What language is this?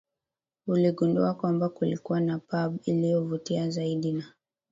Swahili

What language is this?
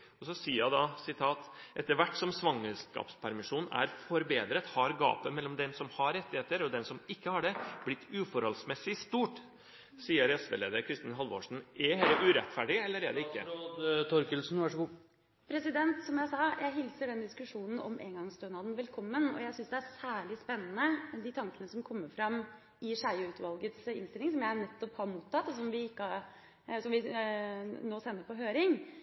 Norwegian Bokmål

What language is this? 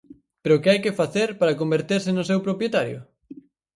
Galician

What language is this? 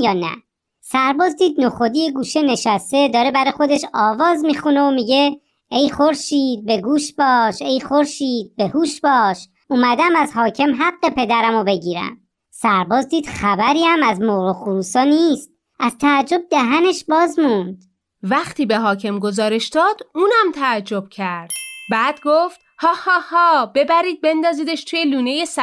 Persian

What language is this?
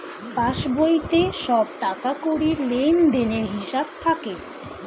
Bangla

